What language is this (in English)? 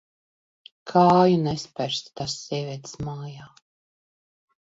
Latvian